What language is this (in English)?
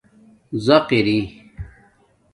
Domaaki